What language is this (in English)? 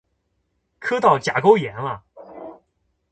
Chinese